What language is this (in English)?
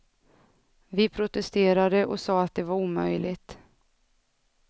Swedish